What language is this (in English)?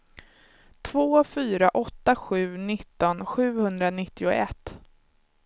Swedish